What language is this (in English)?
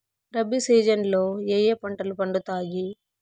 Telugu